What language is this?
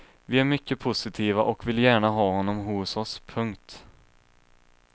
Swedish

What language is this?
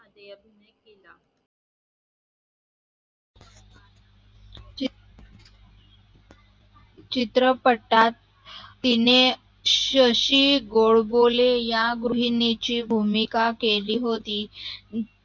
Marathi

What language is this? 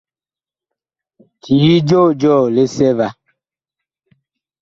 Bakoko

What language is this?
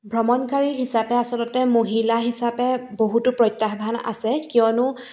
Assamese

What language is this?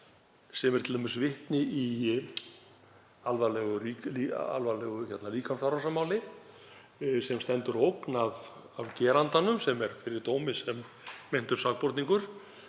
Icelandic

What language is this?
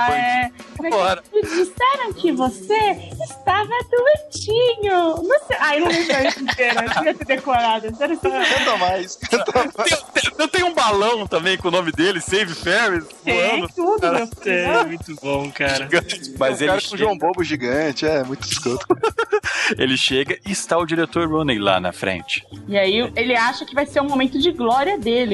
Portuguese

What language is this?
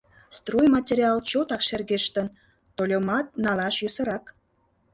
Mari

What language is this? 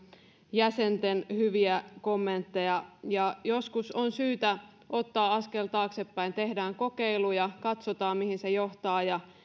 Finnish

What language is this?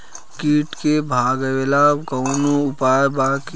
Bhojpuri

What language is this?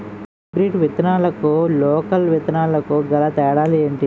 Telugu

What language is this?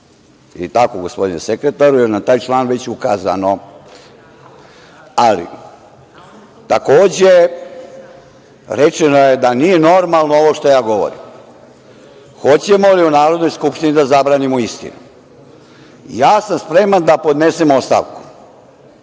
Serbian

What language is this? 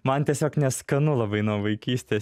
Lithuanian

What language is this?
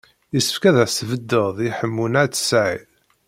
Kabyle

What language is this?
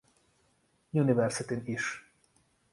Hungarian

